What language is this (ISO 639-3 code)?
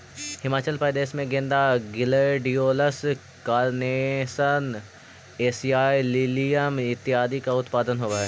mag